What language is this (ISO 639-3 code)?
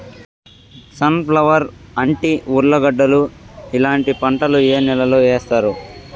tel